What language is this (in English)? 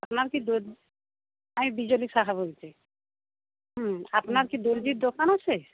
Bangla